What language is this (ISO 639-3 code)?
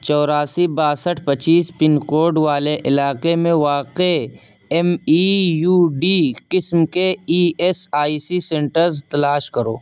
urd